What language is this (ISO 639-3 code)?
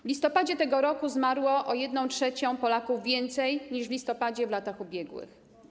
pol